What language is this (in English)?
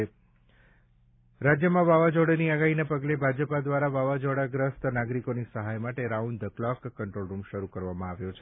Gujarati